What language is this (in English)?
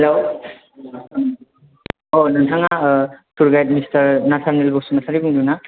Bodo